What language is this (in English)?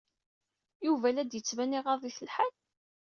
Kabyle